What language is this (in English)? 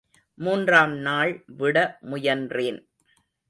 Tamil